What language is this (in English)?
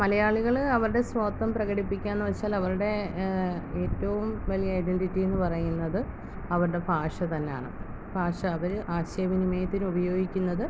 Malayalam